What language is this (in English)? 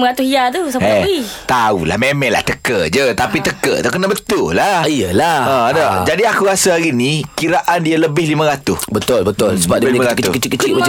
Malay